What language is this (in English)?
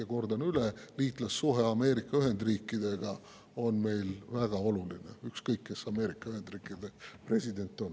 Estonian